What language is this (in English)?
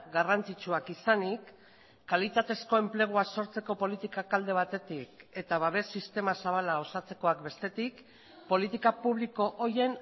Basque